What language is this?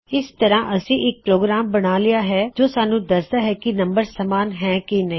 Punjabi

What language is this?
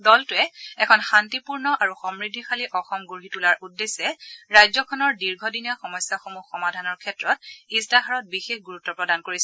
Assamese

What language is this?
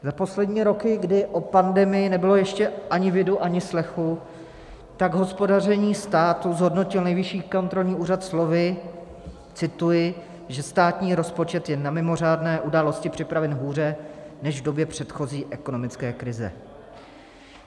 Czech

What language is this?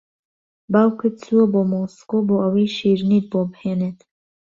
Central Kurdish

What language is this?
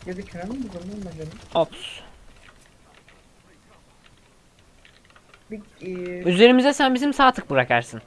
Turkish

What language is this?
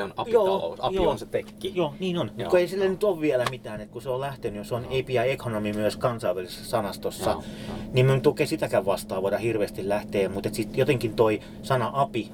Finnish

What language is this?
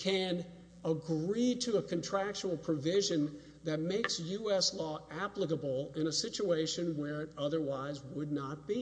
English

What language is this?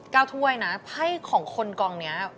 Thai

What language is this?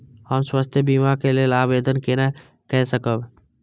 Maithili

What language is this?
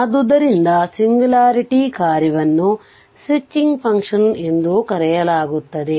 Kannada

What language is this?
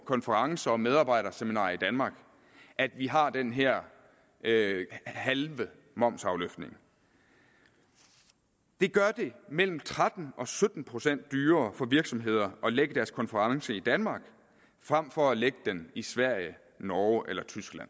Danish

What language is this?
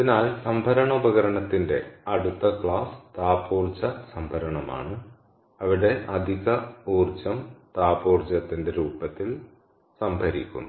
Malayalam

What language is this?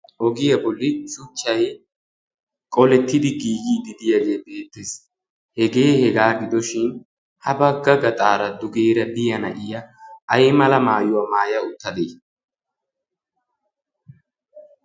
Wolaytta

